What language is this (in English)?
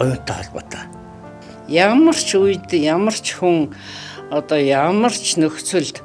Turkish